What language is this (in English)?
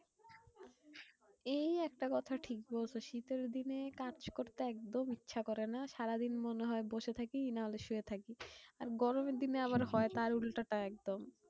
Bangla